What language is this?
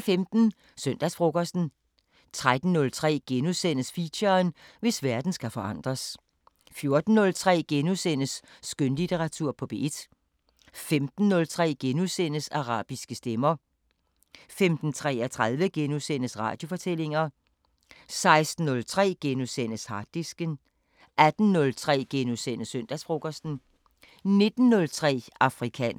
Danish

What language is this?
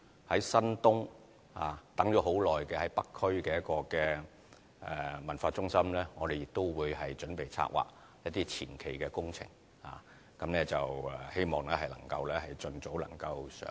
Cantonese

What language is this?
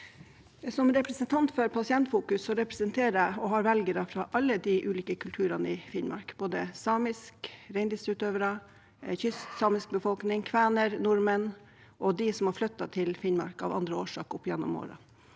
Norwegian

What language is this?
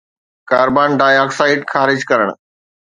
Sindhi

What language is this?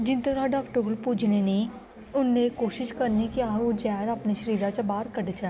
Dogri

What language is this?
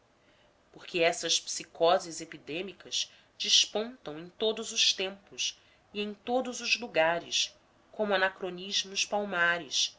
Portuguese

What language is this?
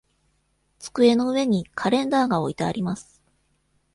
Japanese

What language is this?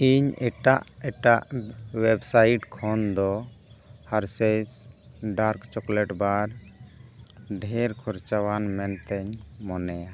Santali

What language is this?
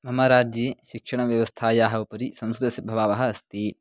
Sanskrit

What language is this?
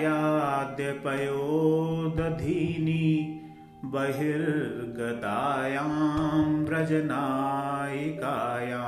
Hindi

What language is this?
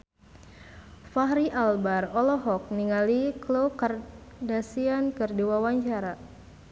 Sundanese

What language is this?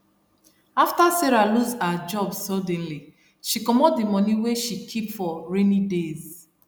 Nigerian Pidgin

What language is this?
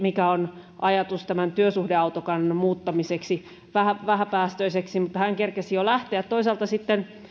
Finnish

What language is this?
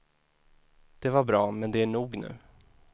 Swedish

